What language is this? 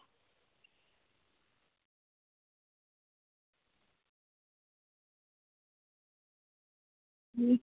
Dogri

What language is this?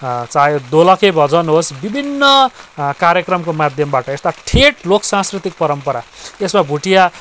Nepali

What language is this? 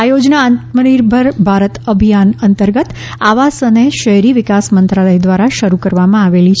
Gujarati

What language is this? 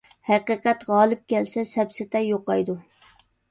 Uyghur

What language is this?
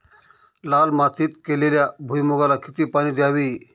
Marathi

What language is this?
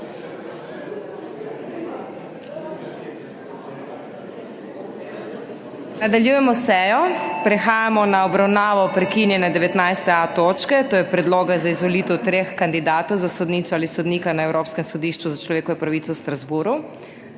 Slovenian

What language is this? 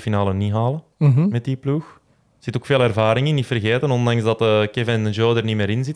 Dutch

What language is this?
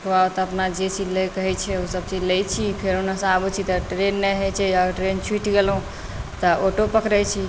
Maithili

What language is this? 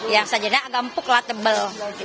Indonesian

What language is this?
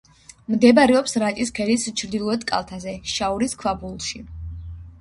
Georgian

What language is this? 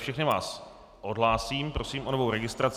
Czech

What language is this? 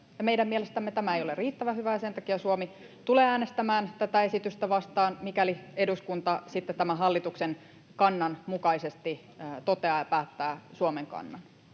Finnish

